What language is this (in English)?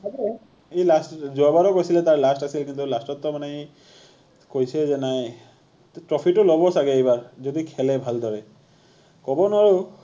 Assamese